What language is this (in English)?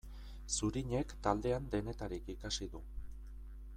Basque